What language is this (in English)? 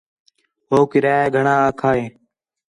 Khetrani